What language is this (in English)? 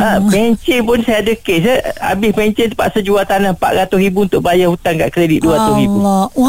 Malay